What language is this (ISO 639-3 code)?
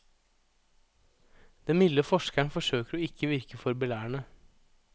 nor